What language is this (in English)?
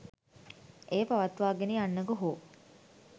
Sinhala